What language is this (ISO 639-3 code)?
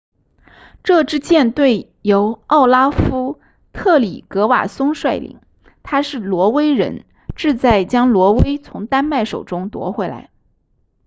zho